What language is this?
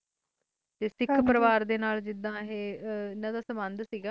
Punjabi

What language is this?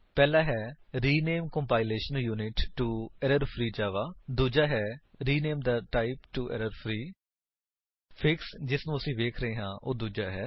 Punjabi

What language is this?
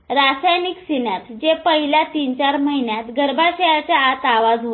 Marathi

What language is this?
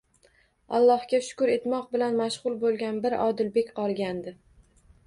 Uzbek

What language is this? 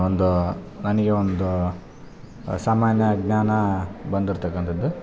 Kannada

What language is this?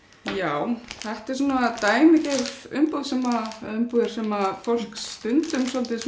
Icelandic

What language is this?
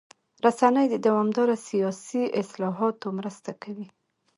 Pashto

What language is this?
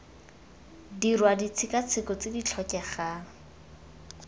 Tswana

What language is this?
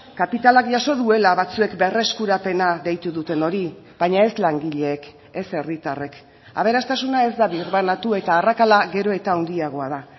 Basque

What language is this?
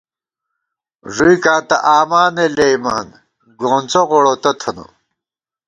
Gawar-Bati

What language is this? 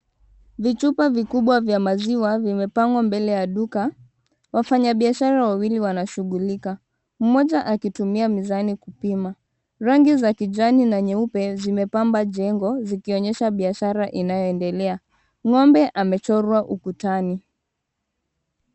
Swahili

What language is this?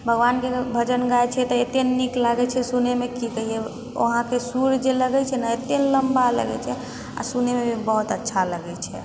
Maithili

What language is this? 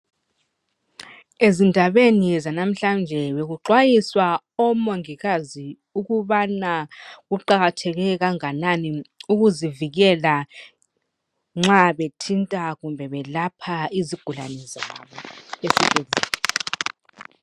North Ndebele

